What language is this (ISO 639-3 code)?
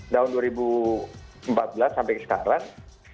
ind